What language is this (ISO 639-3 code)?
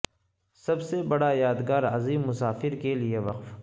urd